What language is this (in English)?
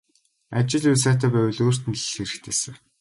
Mongolian